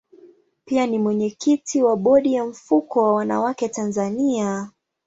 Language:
Swahili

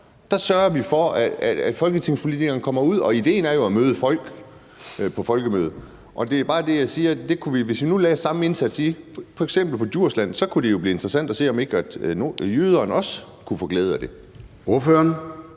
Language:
Danish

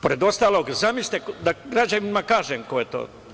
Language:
Serbian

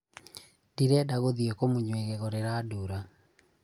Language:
Kikuyu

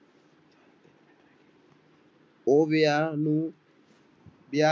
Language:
Punjabi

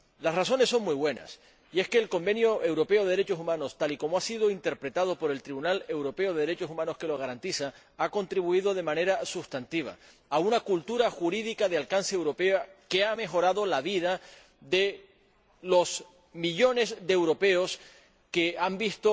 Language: Spanish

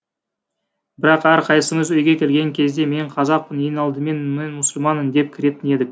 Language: Kazakh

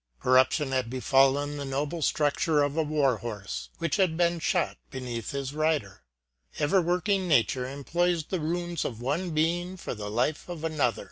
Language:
English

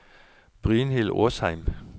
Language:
Norwegian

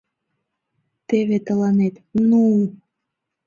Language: Mari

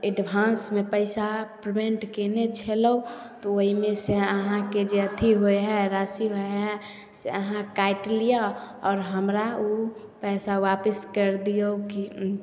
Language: Maithili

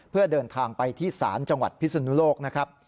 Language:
Thai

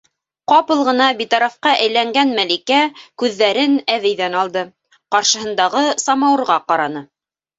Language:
Bashkir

